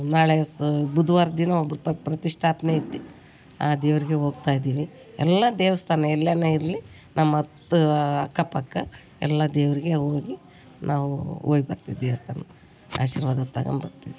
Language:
Kannada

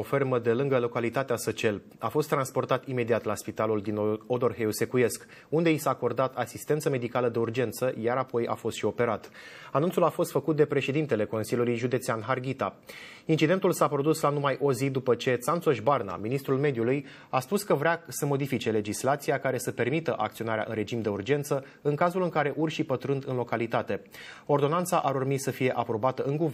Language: Romanian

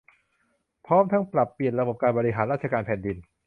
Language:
Thai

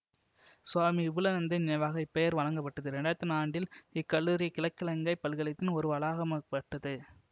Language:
Tamil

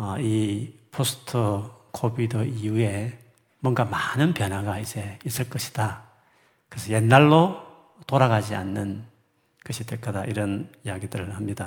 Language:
Korean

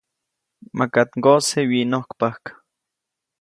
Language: Copainalá Zoque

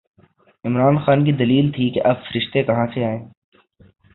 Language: Urdu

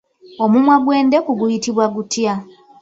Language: Ganda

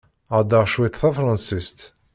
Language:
Kabyle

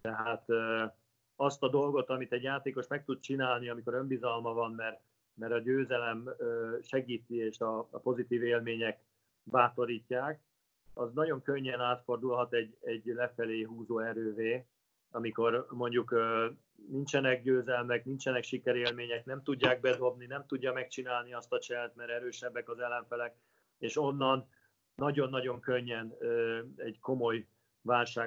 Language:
Hungarian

